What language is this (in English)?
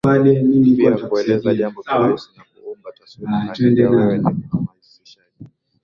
Swahili